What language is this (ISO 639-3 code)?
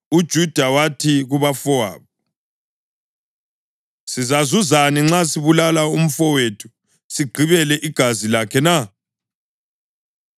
nde